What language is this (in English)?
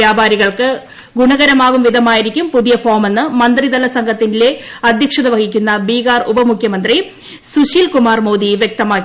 Malayalam